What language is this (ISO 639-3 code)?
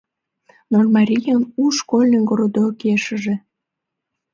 chm